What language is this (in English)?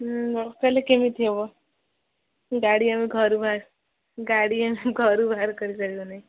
Odia